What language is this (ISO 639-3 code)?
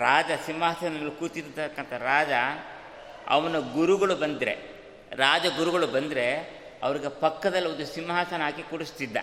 kan